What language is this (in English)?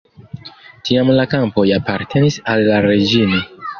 Esperanto